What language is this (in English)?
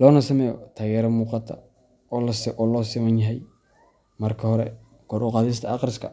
Somali